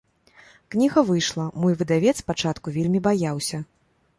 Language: Belarusian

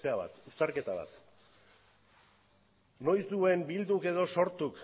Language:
Basque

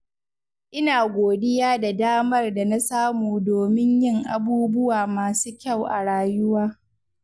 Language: Hausa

